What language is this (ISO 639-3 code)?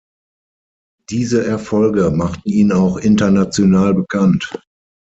deu